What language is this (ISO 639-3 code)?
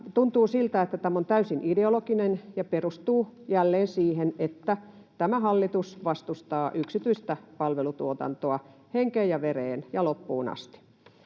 fin